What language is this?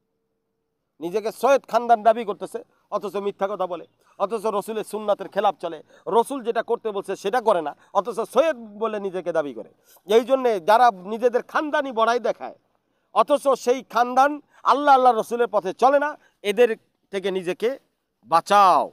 Arabic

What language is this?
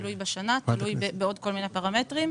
Hebrew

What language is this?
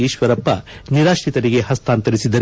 Kannada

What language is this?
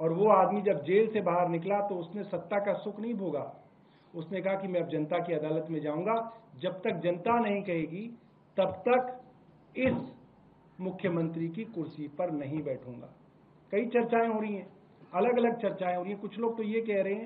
Hindi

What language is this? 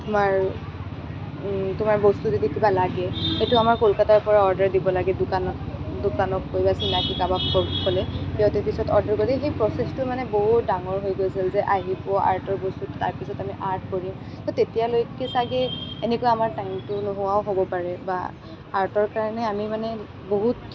Assamese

